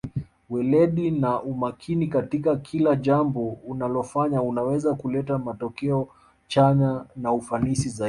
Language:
Swahili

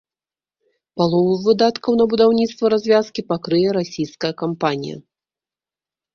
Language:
Belarusian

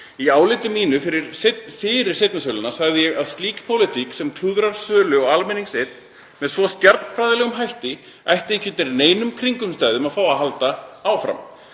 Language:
Icelandic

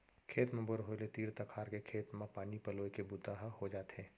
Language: Chhattisgarhi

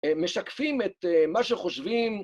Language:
Hebrew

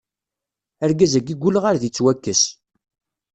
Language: Kabyle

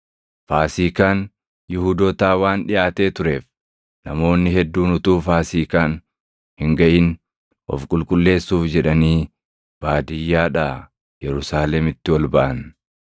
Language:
Oromo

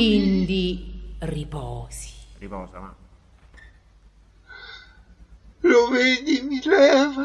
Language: Italian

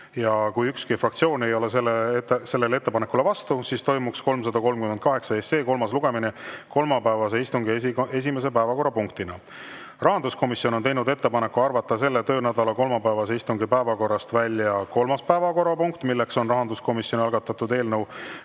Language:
Estonian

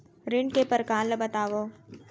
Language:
Chhattisgarhi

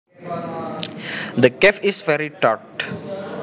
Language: Javanese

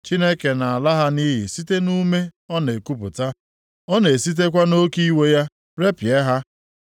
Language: Igbo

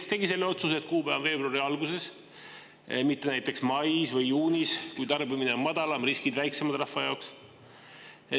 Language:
Estonian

